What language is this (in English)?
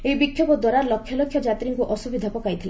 Odia